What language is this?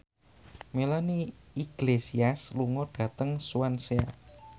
Javanese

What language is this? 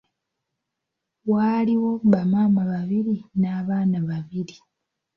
Ganda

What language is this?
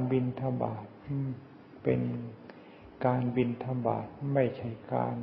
Thai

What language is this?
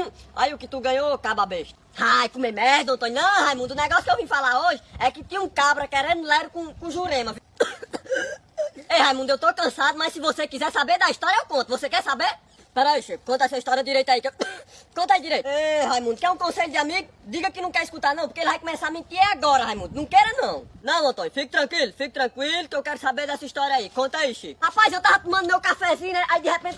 Portuguese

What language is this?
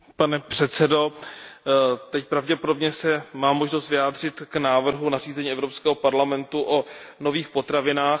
Czech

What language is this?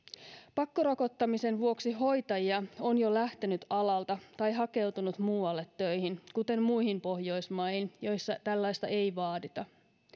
Finnish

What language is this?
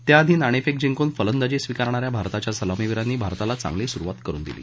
Marathi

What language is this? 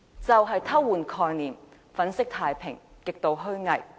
Cantonese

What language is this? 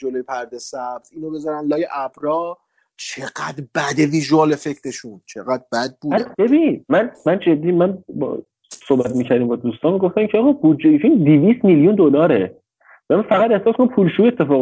Persian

